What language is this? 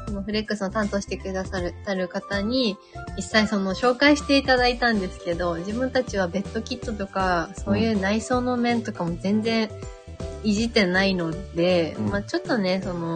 Japanese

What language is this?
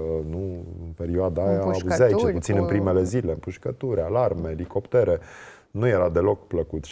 Romanian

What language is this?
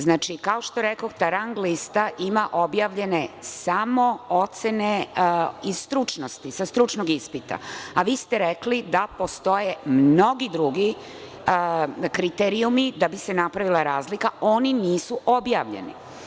Serbian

